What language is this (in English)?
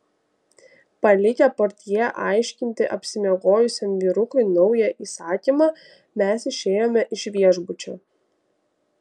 Lithuanian